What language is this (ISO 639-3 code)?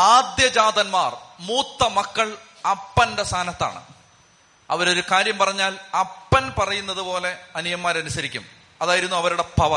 mal